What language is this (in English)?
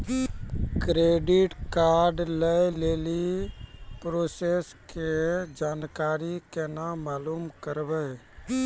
Maithili